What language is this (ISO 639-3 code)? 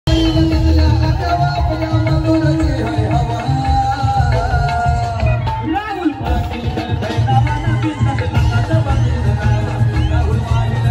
ara